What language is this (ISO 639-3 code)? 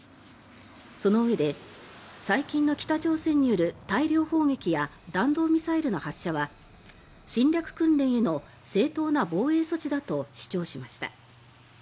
jpn